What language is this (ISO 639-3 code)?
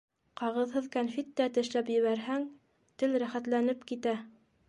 bak